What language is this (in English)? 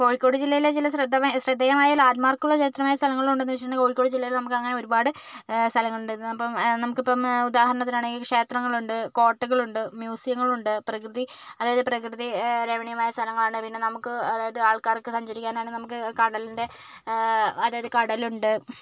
Malayalam